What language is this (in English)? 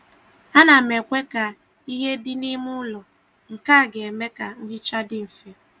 Igbo